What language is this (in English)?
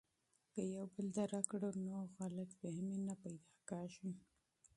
Pashto